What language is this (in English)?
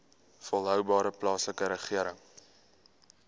Afrikaans